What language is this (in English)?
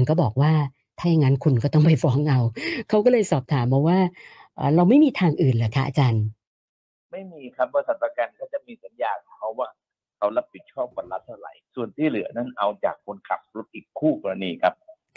Thai